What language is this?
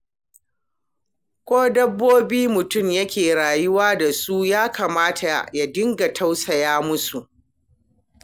Hausa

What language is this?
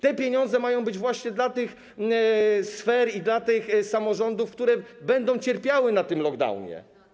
Polish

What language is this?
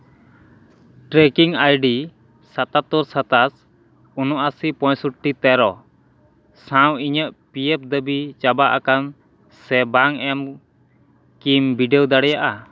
Santali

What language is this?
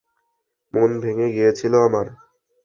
Bangla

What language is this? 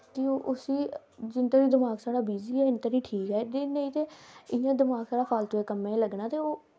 Dogri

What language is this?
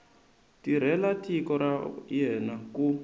Tsonga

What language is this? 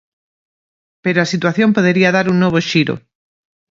Galician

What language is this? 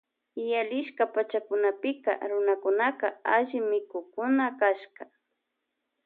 Loja Highland Quichua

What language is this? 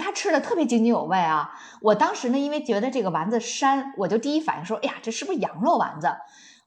Chinese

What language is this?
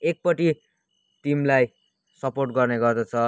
Nepali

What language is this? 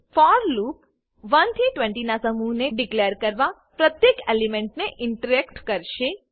Gujarati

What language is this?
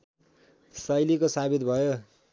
Nepali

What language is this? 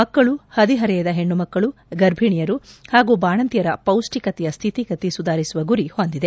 Kannada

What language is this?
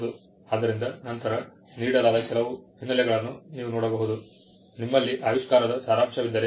Kannada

